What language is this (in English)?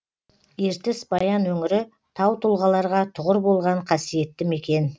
Kazakh